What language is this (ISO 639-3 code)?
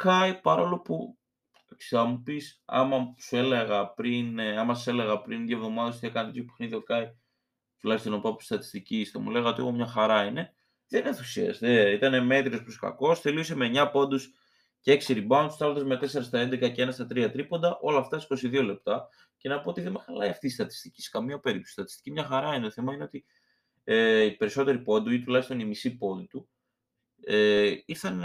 ell